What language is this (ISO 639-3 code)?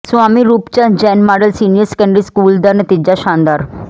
pan